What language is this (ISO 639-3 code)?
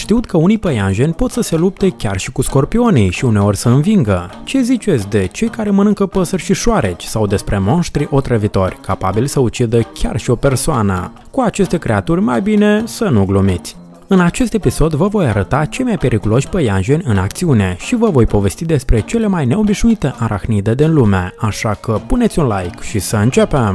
ron